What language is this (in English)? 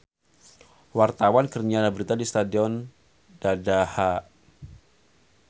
Sundanese